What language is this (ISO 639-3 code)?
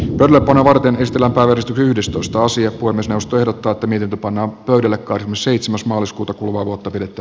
fin